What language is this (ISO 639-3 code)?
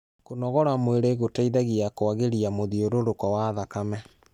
kik